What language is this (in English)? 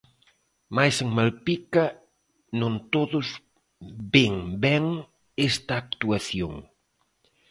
Galician